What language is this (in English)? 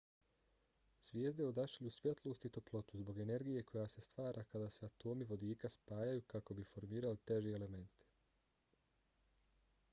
Bosnian